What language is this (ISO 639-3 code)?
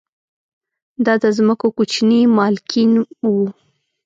pus